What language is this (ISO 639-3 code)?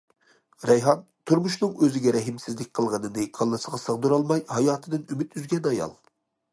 uig